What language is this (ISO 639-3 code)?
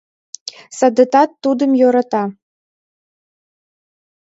chm